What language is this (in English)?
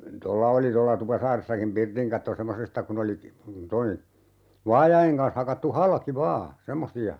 Finnish